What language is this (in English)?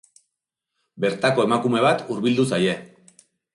Basque